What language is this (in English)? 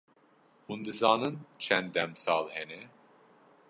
Kurdish